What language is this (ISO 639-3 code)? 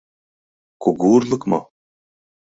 chm